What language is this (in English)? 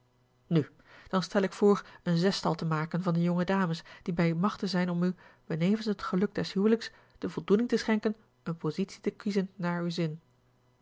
Dutch